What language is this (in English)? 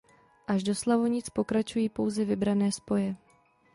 Czech